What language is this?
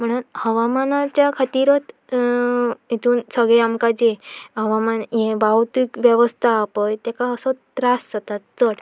Konkani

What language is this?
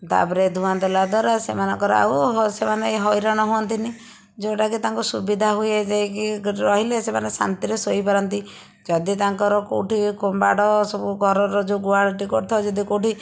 Odia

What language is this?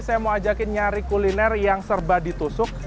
Indonesian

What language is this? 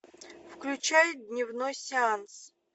Russian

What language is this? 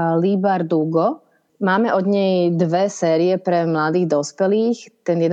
Slovak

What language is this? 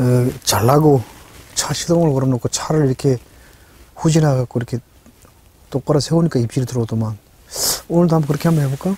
Korean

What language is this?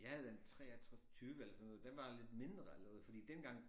Danish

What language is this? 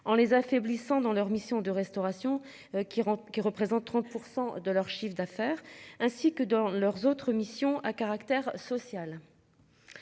French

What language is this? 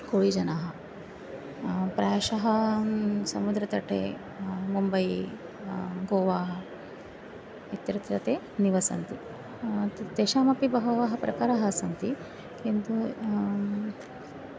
Sanskrit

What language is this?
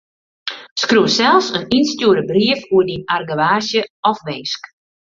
Western Frisian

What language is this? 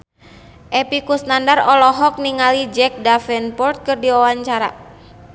Sundanese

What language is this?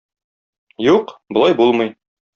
Tatar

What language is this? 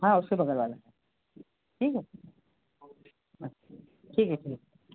Hindi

